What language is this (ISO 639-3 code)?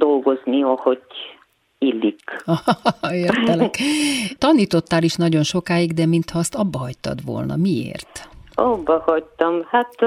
hun